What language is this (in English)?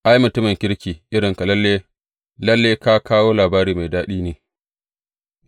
Hausa